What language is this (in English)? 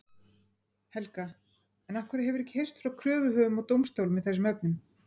Icelandic